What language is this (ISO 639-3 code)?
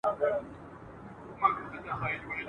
pus